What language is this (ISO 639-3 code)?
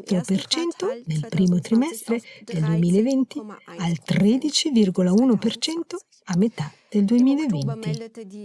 ita